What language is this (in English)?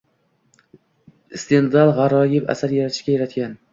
Uzbek